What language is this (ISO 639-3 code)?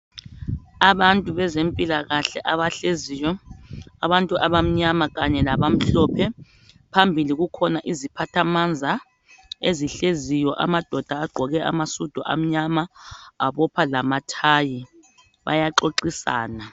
nde